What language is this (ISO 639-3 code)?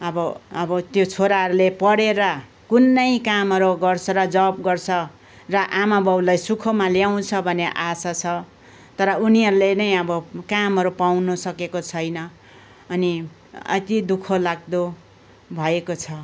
nep